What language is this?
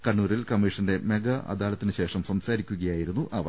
Malayalam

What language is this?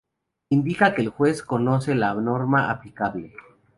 Spanish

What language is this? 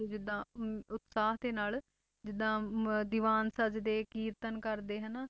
Punjabi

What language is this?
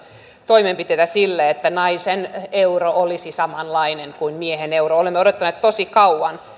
Finnish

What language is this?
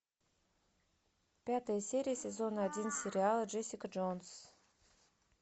Russian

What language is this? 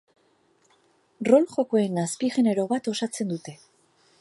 Basque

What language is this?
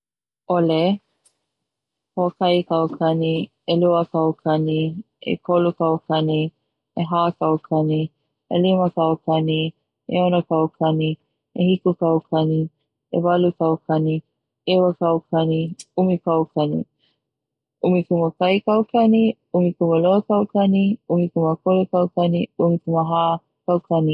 Hawaiian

